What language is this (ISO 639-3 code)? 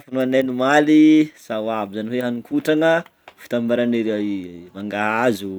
bmm